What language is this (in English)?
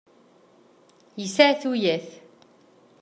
Kabyle